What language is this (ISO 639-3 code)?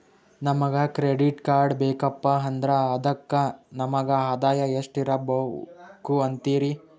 kan